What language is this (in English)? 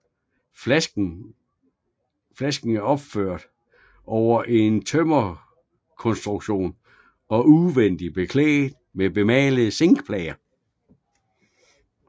Danish